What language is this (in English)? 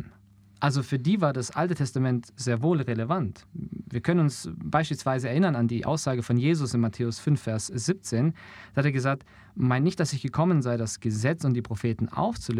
German